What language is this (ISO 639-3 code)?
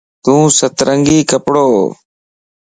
lss